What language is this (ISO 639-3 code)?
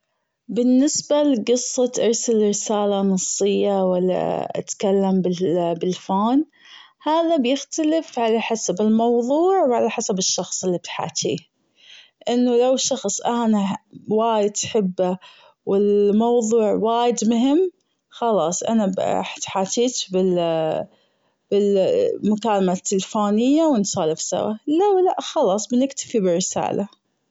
afb